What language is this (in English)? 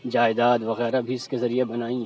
Urdu